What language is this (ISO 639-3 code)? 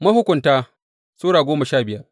hau